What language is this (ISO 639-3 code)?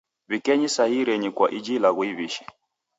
dav